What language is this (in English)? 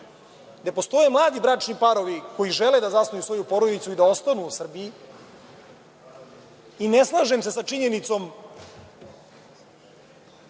Serbian